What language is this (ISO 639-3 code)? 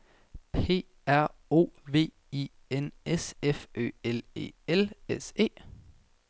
dan